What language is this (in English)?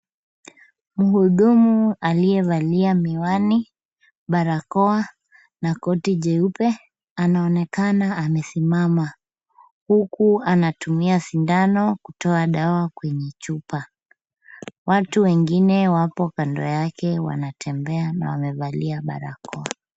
Swahili